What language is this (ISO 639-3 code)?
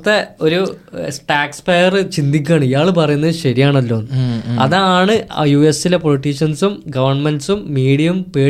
mal